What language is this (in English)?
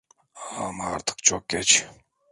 Turkish